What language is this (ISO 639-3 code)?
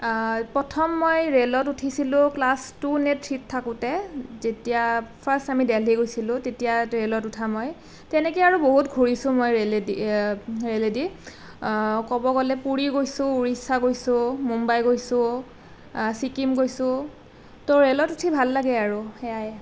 asm